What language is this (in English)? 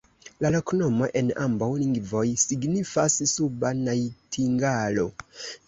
Esperanto